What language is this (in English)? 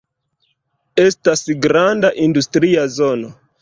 Esperanto